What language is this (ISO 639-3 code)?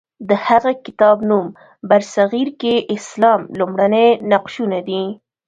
pus